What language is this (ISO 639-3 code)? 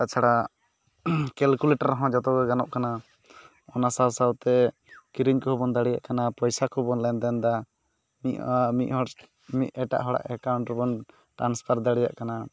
sat